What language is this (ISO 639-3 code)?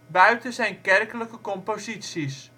nld